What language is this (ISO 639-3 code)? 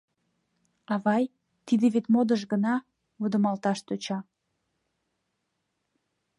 chm